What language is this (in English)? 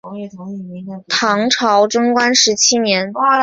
Chinese